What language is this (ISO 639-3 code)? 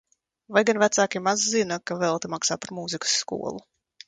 lav